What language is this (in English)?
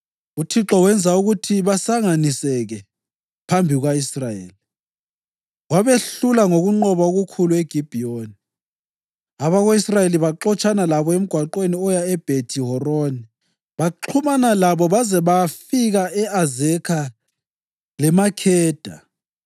North Ndebele